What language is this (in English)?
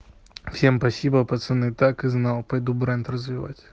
Russian